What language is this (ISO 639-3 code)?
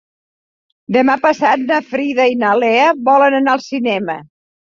cat